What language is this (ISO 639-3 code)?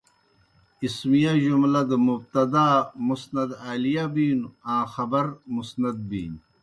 plk